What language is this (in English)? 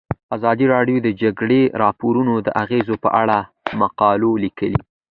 Pashto